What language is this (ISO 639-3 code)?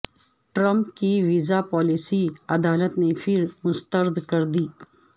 urd